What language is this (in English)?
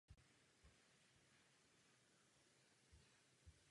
Czech